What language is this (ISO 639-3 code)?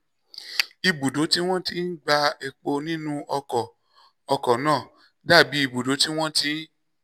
yor